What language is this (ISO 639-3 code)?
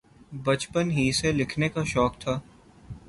urd